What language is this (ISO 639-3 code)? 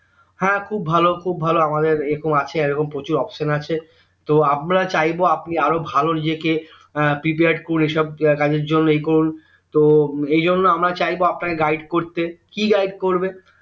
ben